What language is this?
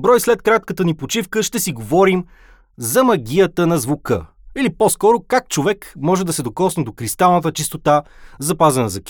Bulgarian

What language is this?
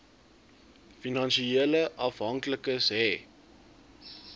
Afrikaans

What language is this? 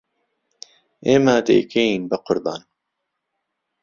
Central Kurdish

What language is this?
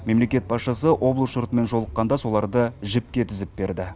Kazakh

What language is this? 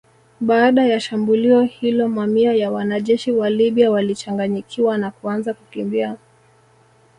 Swahili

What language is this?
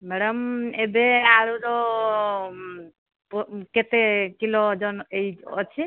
Odia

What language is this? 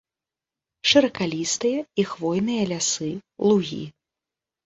Belarusian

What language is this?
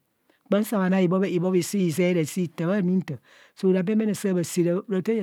Kohumono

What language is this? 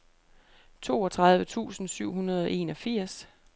Danish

